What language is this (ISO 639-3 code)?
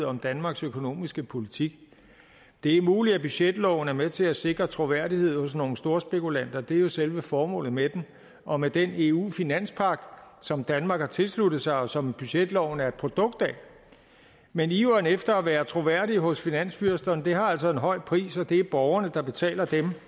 dan